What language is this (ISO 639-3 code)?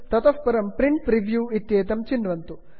san